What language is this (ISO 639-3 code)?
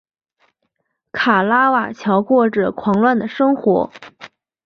zho